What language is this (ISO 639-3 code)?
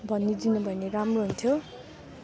nep